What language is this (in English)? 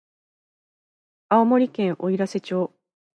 Japanese